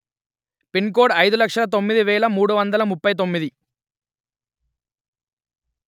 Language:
Telugu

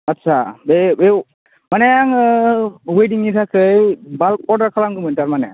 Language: Bodo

